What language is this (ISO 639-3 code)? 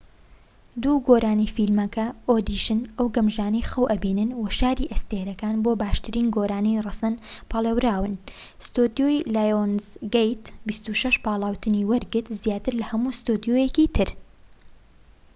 ckb